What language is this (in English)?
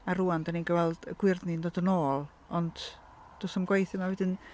Welsh